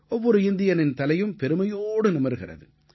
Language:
Tamil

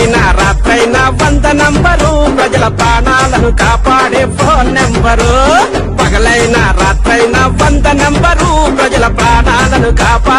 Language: Romanian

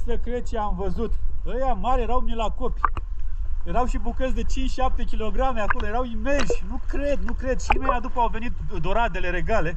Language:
Romanian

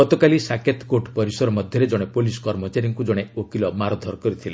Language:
Odia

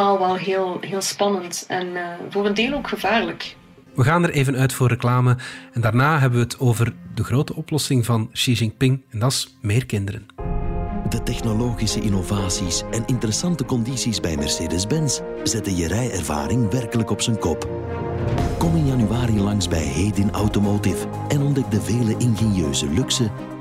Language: Dutch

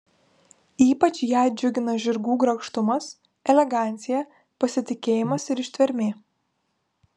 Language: Lithuanian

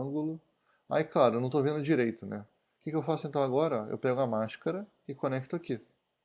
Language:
Portuguese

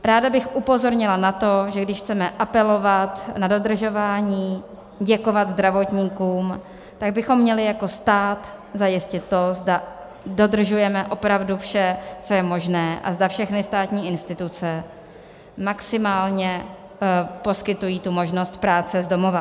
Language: Czech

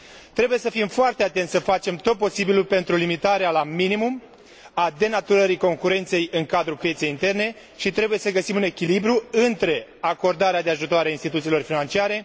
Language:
Romanian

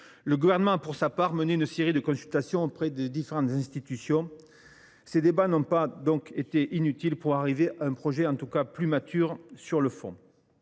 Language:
French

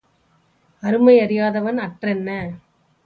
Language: Tamil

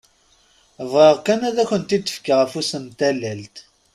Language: Kabyle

